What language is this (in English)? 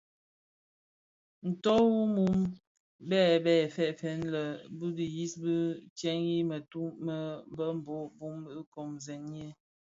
Bafia